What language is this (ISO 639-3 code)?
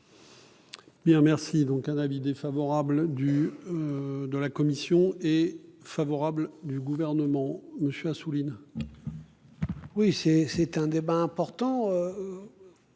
fra